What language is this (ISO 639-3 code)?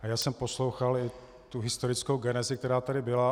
ces